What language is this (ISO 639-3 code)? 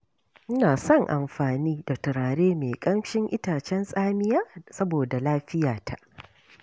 hau